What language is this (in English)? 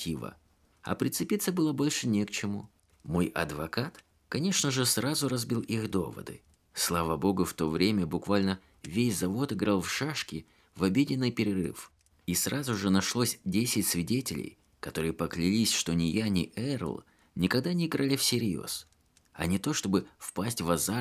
Russian